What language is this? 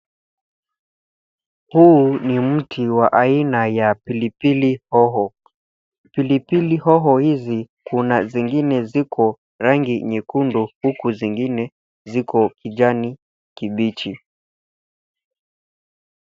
Swahili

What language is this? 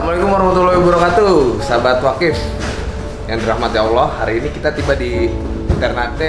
Indonesian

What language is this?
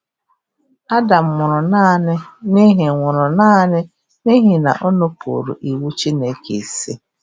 Igbo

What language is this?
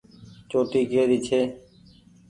Goaria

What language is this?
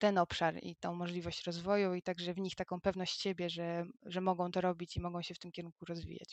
Polish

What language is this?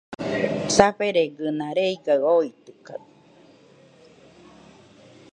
Nüpode Huitoto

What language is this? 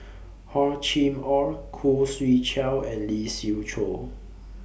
English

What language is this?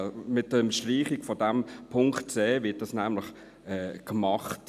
Swiss German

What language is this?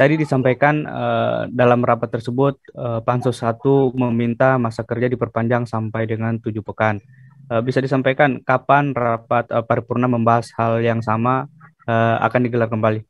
Indonesian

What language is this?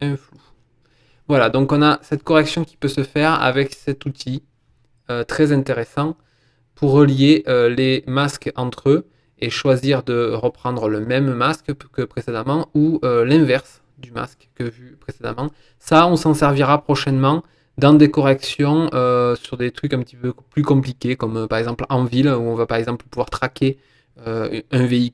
French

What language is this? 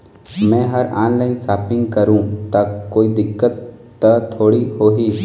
Chhattisgarhi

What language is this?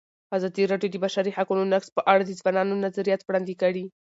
Pashto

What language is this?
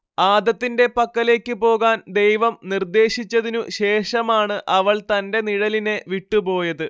Malayalam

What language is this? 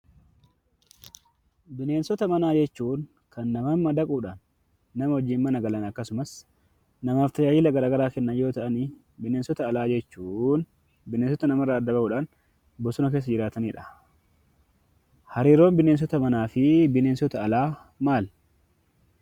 Oromo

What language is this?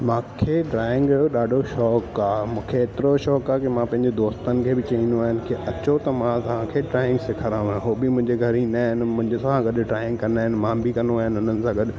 Sindhi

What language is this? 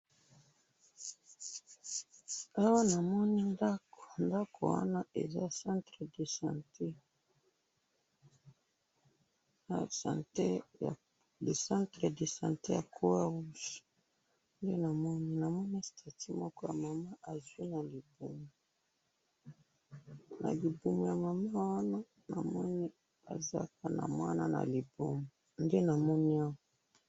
Lingala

